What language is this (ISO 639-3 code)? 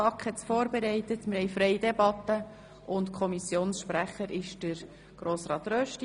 gsw